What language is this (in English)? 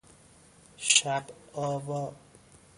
Persian